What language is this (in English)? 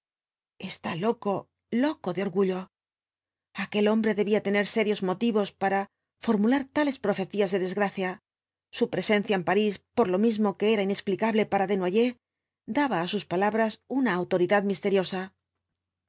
Spanish